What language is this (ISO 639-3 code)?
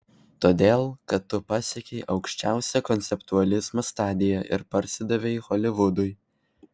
lit